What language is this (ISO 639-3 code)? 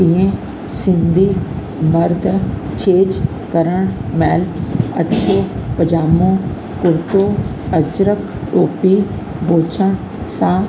snd